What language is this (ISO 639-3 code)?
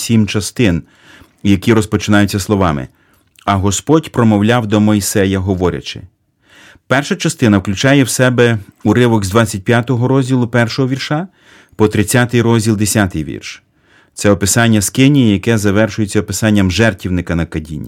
ukr